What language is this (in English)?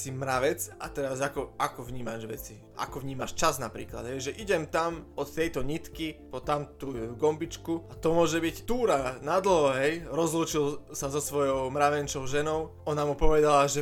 Slovak